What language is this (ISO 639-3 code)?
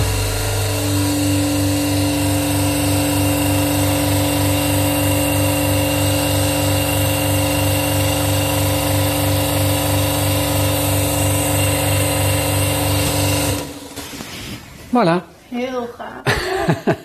nld